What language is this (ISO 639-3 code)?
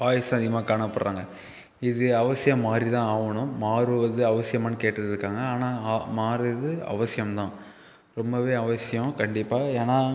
tam